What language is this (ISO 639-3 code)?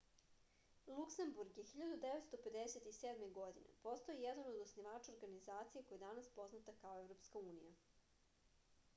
srp